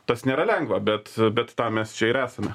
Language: Lithuanian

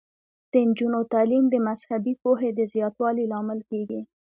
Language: Pashto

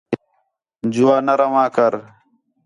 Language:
Khetrani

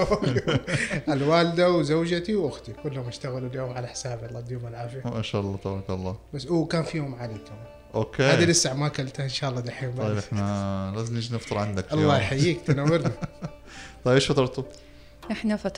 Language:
Arabic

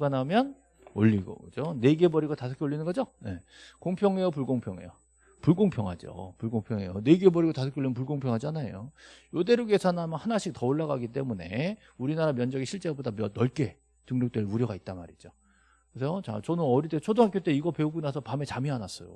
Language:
Korean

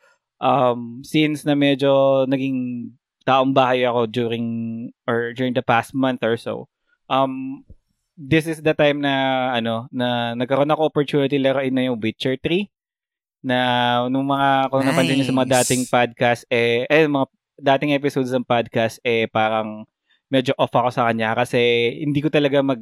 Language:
Filipino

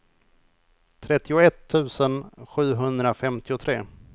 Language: Swedish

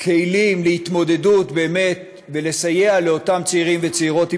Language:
Hebrew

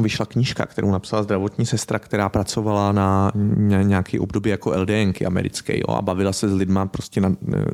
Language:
Czech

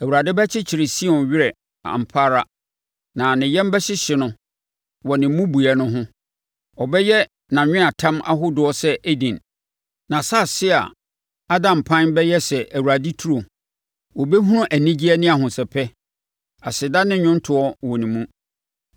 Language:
Akan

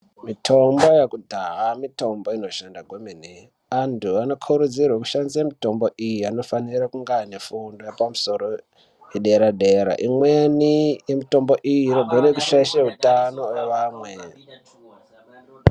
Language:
Ndau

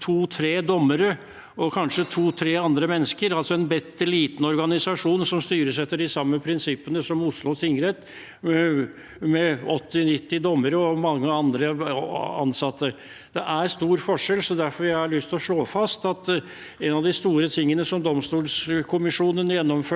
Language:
Norwegian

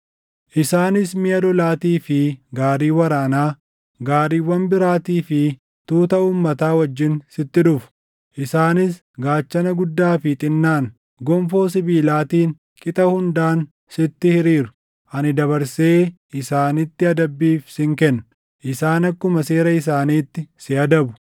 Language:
Oromo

